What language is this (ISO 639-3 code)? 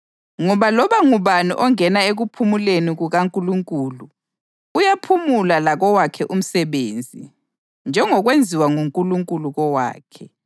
nde